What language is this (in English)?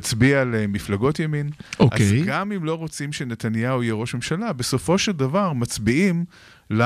Hebrew